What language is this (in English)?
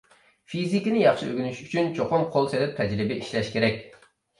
Uyghur